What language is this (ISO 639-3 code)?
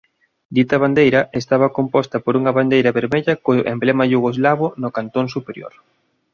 glg